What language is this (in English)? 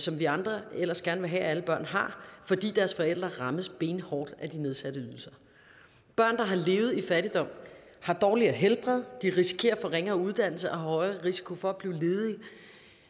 Danish